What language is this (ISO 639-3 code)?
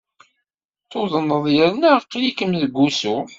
kab